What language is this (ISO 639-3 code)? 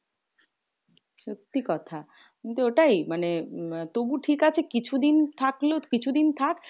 ben